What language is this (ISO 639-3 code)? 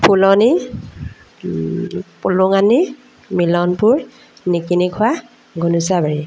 asm